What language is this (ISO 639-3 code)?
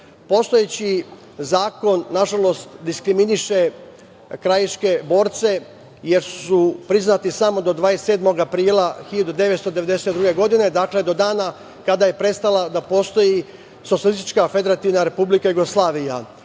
srp